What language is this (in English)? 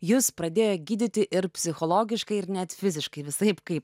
Lithuanian